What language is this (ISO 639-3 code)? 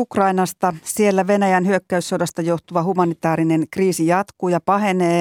fin